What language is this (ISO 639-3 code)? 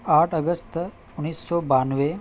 urd